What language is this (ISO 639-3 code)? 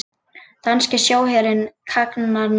isl